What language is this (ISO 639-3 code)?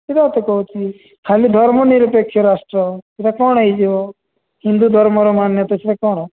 ori